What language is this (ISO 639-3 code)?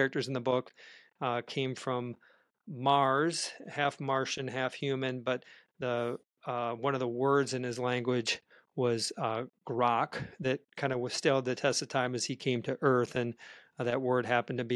eng